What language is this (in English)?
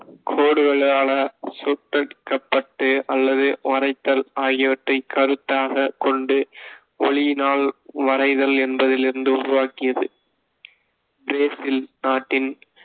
Tamil